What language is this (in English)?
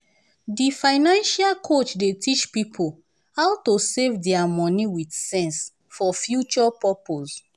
Nigerian Pidgin